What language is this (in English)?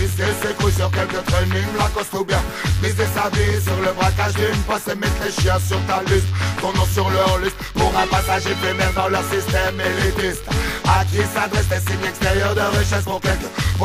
Bulgarian